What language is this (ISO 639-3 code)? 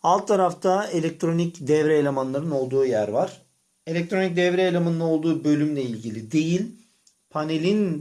tur